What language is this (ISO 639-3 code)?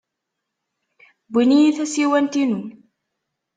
kab